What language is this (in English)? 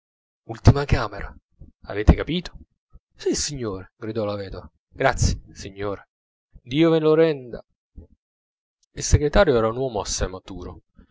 Italian